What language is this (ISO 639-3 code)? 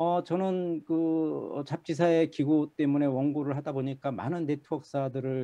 kor